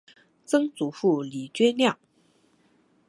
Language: Chinese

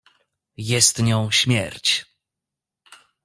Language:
Polish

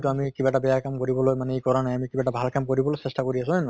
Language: Assamese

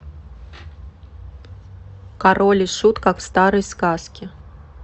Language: Russian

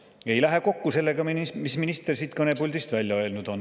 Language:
Estonian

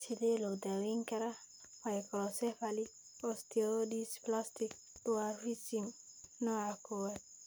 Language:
Somali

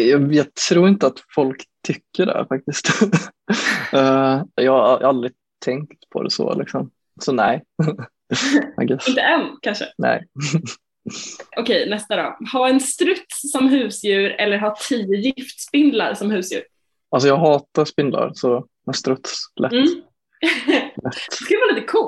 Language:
Swedish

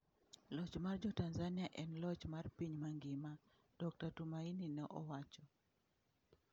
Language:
Luo (Kenya and Tanzania)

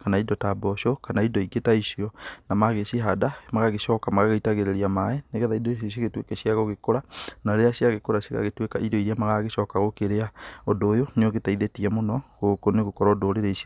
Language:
Kikuyu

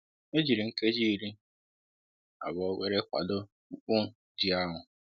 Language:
Igbo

